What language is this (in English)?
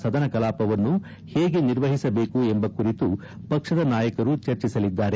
Kannada